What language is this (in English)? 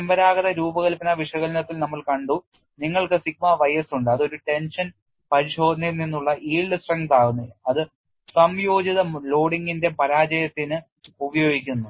Malayalam